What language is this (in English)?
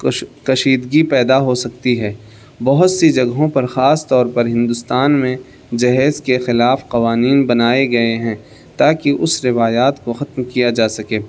Urdu